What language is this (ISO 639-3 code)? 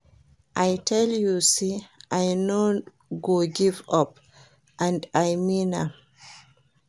pcm